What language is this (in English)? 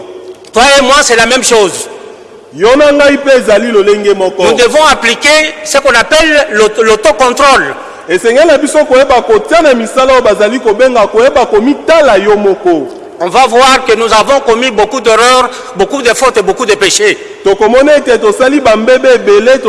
French